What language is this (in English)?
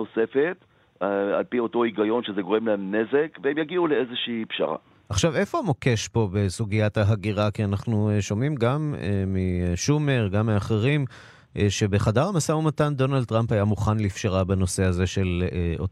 Hebrew